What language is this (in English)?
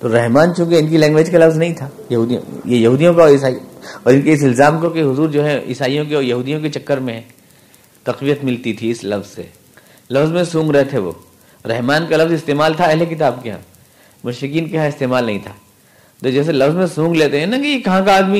Urdu